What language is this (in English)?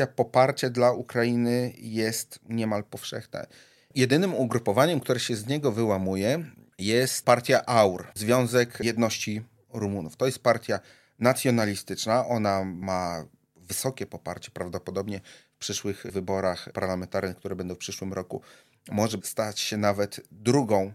Polish